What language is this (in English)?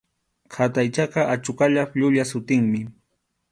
Arequipa-La Unión Quechua